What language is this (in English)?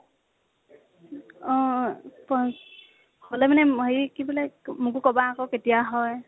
Assamese